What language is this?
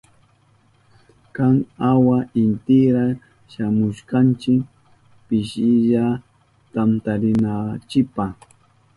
Southern Pastaza Quechua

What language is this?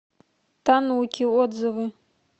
Russian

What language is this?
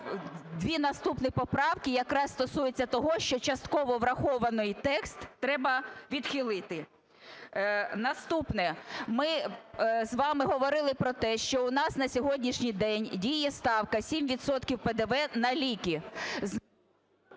Ukrainian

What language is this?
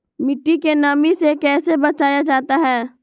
Magahi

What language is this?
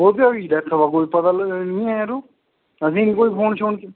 Dogri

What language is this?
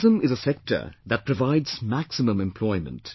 English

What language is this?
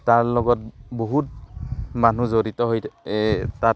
Assamese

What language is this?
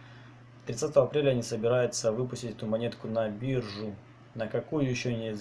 Russian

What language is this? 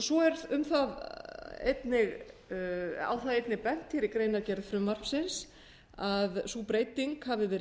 Icelandic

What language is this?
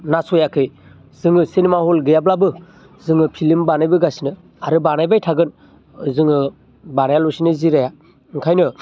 Bodo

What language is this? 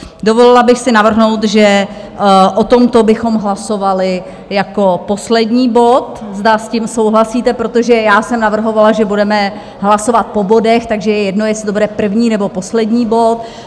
Czech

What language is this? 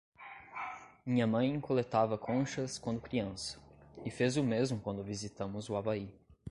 Portuguese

